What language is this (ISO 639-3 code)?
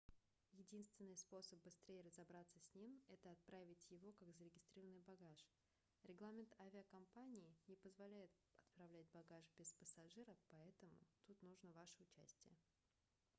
rus